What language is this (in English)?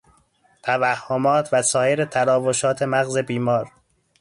Persian